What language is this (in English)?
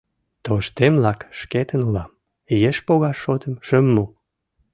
Mari